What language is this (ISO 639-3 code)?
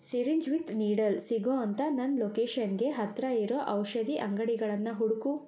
kan